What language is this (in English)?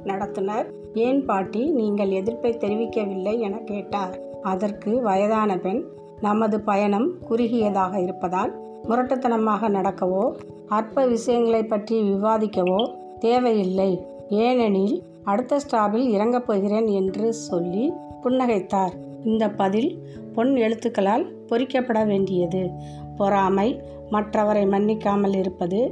Tamil